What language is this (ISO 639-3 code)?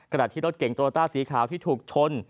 tha